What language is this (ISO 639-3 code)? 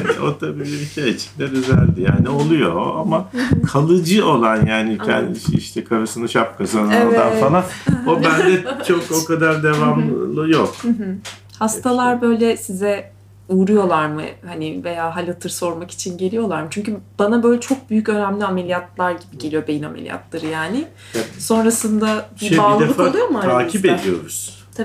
tur